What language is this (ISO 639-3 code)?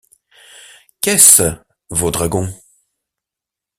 fra